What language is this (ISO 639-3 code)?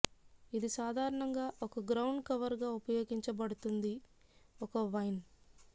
tel